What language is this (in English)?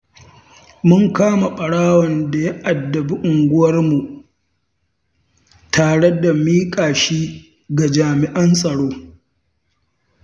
Hausa